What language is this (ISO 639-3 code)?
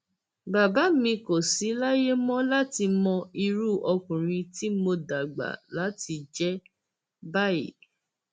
yor